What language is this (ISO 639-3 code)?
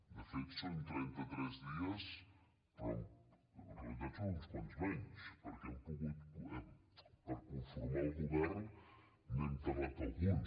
cat